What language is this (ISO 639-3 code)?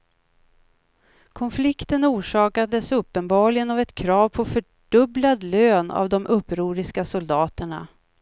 swe